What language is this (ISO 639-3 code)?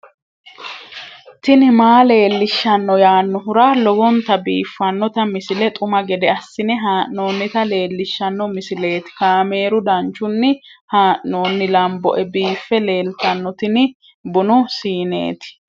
sid